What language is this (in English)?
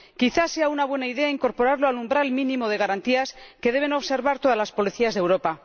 Spanish